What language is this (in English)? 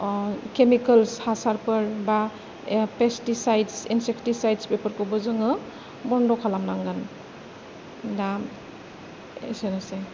Bodo